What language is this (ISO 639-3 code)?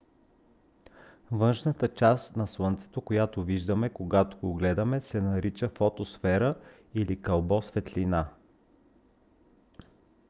bul